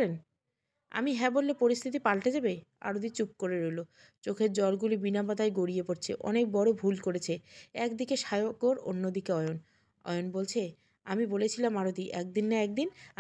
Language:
Bangla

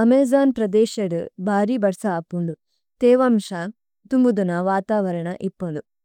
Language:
Tulu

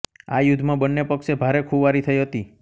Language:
Gujarati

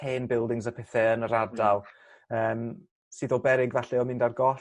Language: Welsh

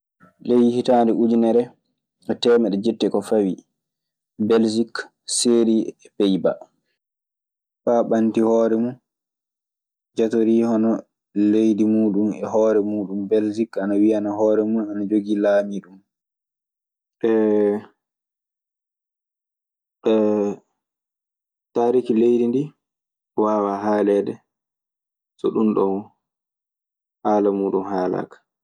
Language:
Maasina Fulfulde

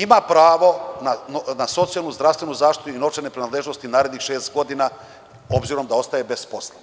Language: Serbian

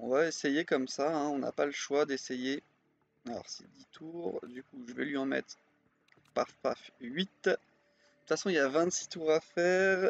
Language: French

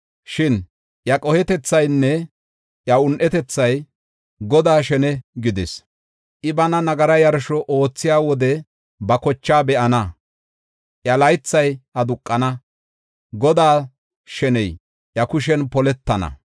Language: Gofa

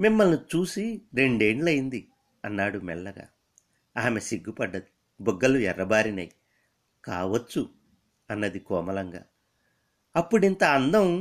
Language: Telugu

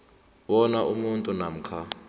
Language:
South Ndebele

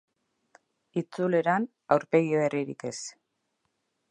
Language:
Basque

